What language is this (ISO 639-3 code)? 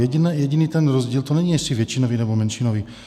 ces